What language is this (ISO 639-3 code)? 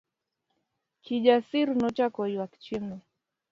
luo